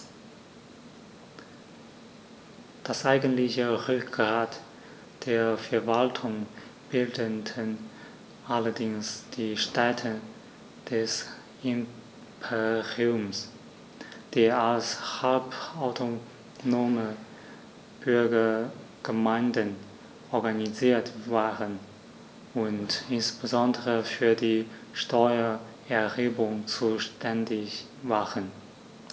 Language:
German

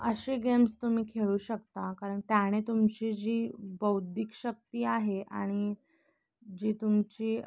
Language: Marathi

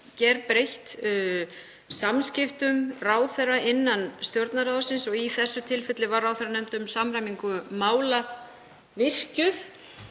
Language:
Icelandic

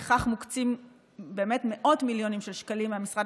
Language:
Hebrew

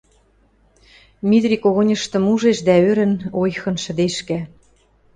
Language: Western Mari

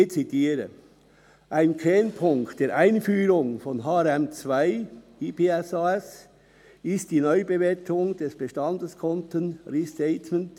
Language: Swiss German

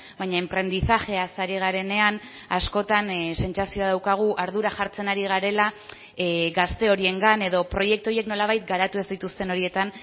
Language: Basque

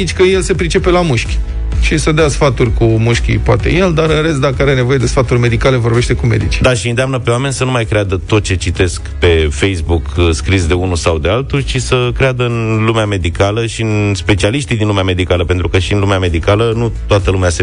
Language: Romanian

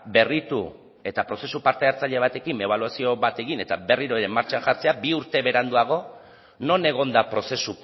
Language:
Basque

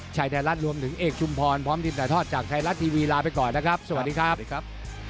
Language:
Thai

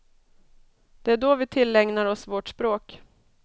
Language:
Swedish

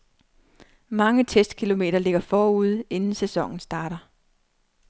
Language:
Danish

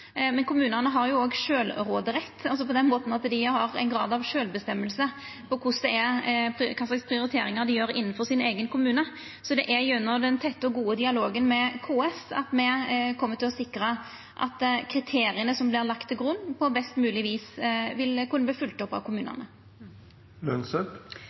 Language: Norwegian Nynorsk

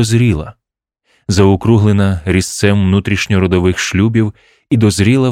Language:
Ukrainian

